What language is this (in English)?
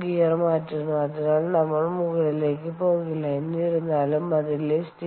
Malayalam